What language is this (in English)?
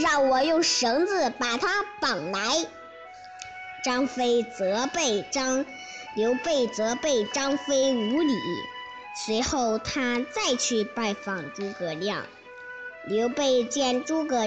Chinese